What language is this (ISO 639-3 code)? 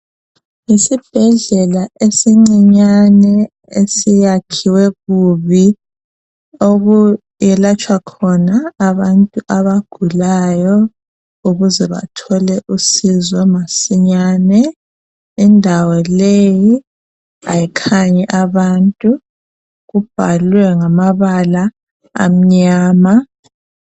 nde